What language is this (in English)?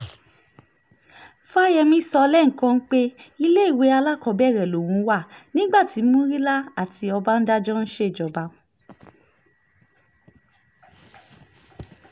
Yoruba